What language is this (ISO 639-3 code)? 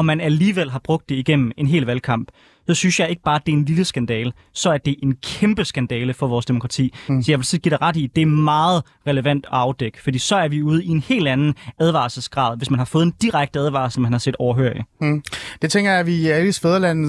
dan